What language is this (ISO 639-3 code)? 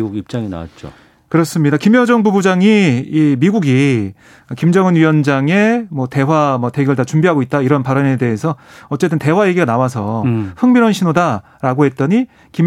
kor